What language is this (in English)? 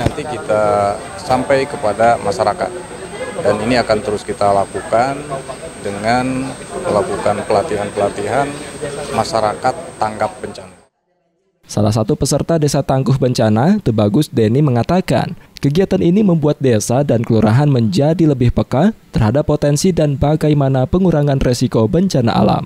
Indonesian